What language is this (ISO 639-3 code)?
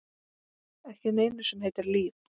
isl